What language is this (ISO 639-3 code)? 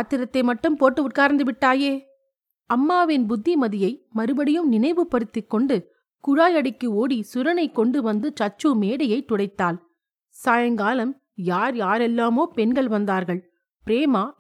tam